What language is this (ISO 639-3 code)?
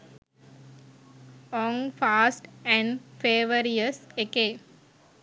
sin